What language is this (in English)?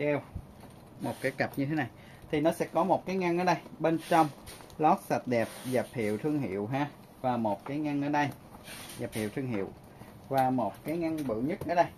Vietnamese